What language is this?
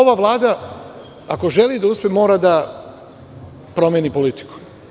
Serbian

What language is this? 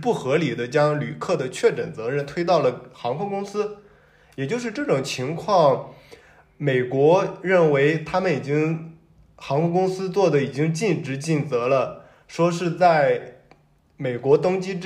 Chinese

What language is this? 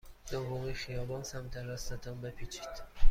Persian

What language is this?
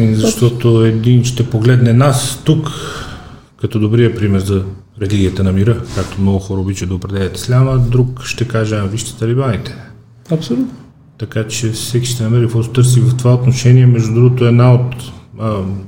Bulgarian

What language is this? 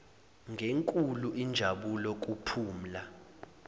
Zulu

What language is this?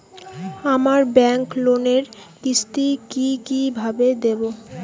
Bangla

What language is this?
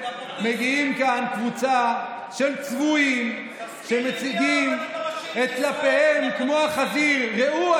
Hebrew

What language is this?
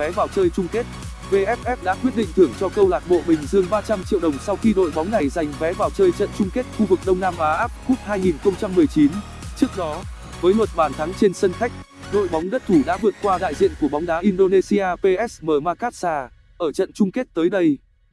Vietnamese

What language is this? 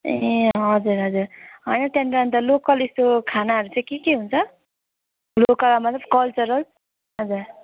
Nepali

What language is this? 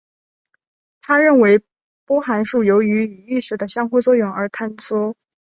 Chinese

